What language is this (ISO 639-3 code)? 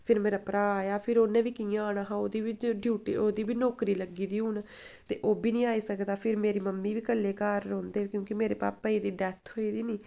doi